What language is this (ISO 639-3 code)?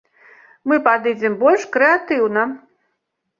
bel